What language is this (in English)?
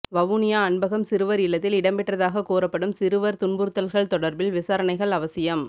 Tamil